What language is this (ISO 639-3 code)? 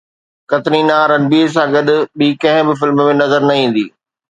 snd